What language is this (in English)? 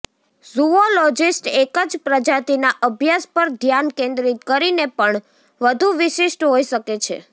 Gujarati